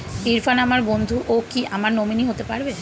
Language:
Bangla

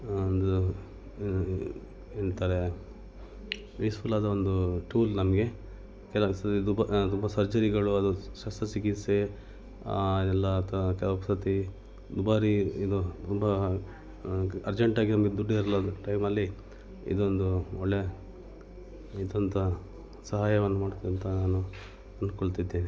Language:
Kannada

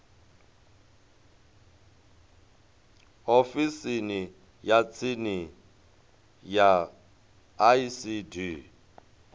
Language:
Venda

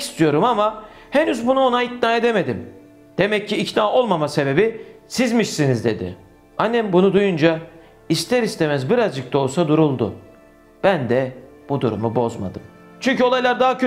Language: Turkish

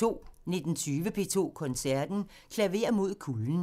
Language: Danish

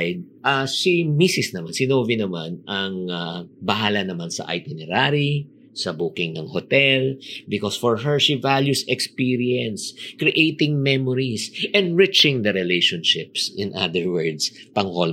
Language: Filipino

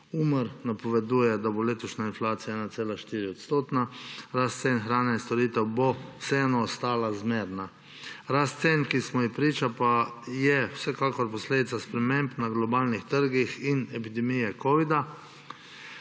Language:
Slovenian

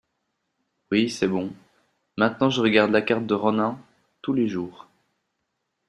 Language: French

